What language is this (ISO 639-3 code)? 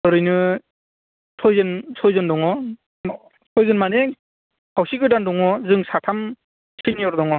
brx